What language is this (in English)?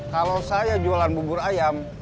Indonesian